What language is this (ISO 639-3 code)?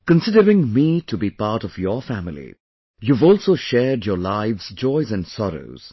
eng